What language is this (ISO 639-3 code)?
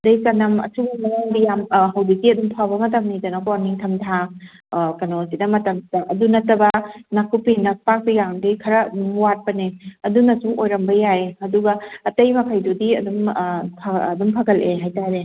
mni